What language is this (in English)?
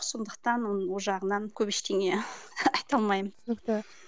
Kazakh